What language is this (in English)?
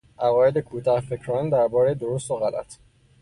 Persian